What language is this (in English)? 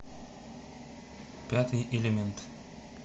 Russian